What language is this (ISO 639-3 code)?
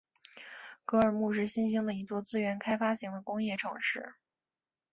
zho